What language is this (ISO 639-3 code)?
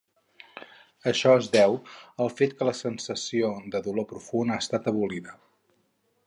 cat